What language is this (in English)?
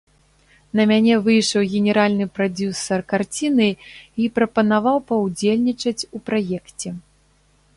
Belarusian